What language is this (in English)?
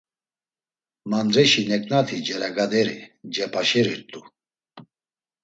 Laz